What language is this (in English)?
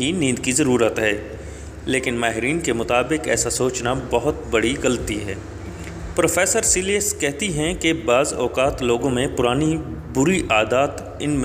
Urdu